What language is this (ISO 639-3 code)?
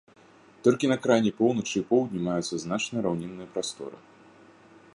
bel